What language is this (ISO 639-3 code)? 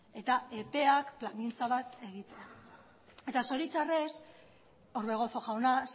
eus